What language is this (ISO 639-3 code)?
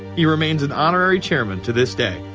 eng